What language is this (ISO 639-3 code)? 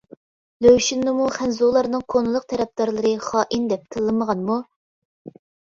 uig